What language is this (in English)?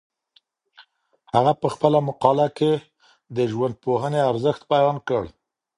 Pashto